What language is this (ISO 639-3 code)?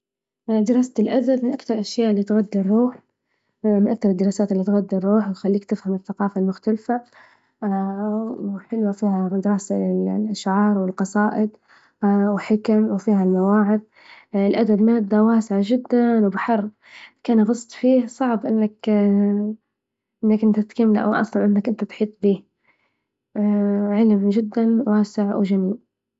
ayl